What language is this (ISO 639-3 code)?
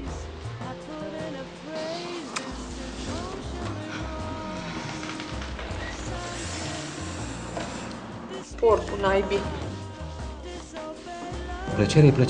ron